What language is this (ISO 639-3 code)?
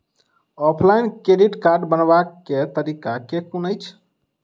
mai